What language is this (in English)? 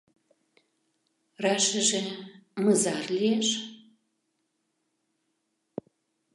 Mari